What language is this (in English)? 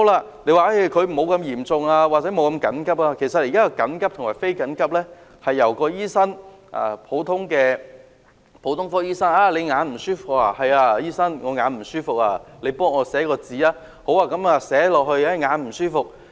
Cantonese